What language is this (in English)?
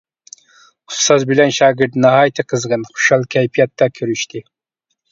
Uyghur